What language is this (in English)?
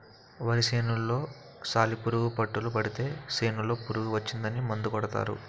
Telugu